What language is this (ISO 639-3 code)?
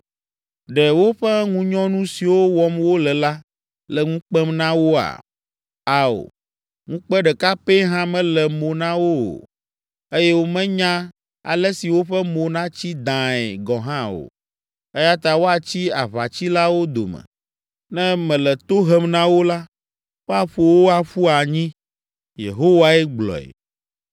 ewe